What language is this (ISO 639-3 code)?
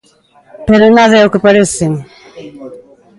glg